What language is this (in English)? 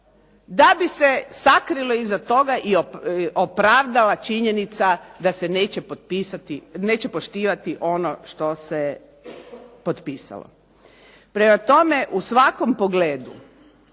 Croatian